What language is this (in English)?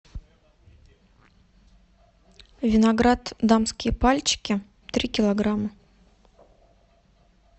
Russian